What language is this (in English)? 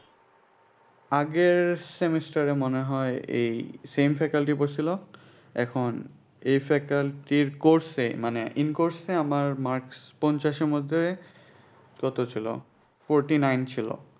Bangla